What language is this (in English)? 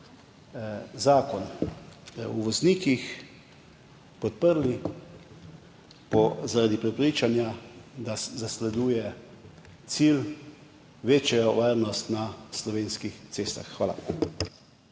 Slovenian